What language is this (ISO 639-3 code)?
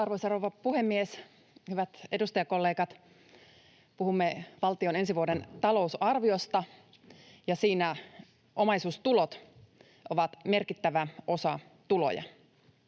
fin